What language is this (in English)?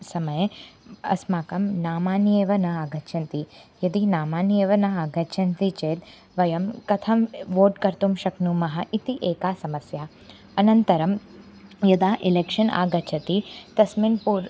Sanskrit